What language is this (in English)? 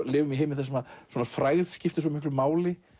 Icelandic